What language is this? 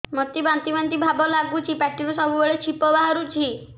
Odia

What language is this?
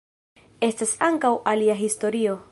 Esperanto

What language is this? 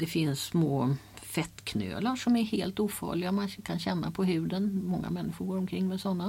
Swedish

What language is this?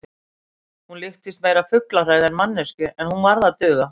Icelandic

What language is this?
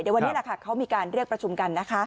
Thai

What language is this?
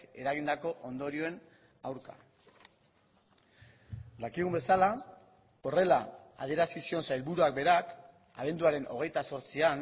Basque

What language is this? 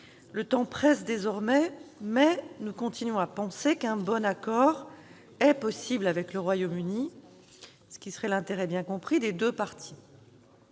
French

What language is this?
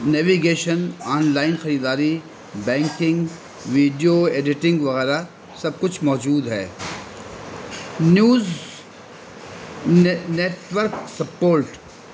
Urdu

